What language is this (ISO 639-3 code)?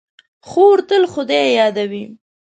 pus